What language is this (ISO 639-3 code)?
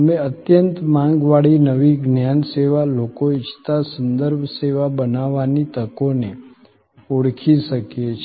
guj